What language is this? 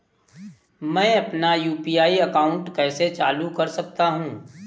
Hindi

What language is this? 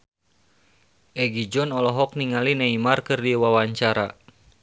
Sundanese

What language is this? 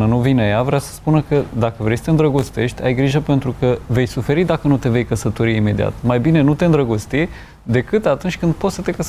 Romanian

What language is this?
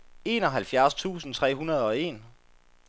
Danish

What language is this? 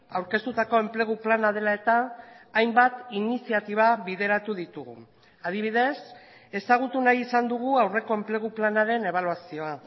Basque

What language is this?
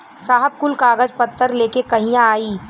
Bhojpuri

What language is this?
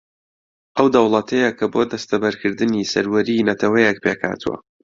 Central Kurdish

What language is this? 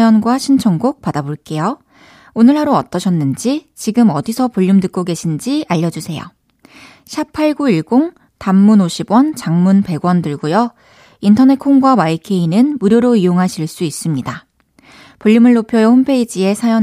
Korean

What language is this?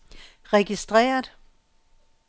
Danish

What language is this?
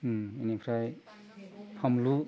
Bodo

